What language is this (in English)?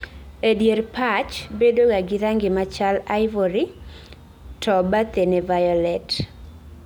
Luo (Kenya and Tanzania)